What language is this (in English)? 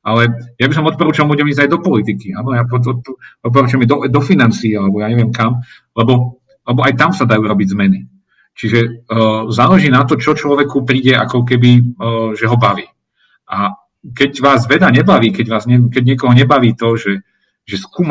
Slovak